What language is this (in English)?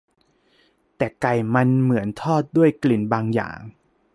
Thai